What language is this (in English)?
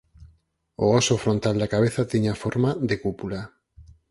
Galician